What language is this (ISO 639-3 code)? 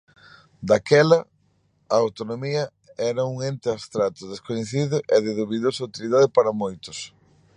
glg